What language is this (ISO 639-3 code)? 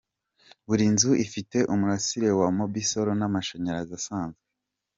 kin